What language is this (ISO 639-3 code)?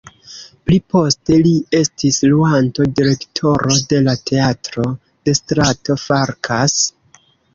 epo